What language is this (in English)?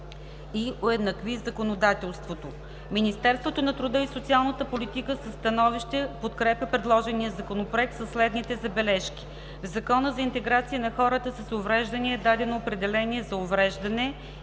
Bulgarian